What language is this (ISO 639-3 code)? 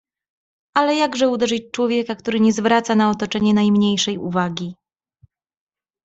pol